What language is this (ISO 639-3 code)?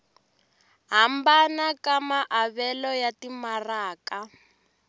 tso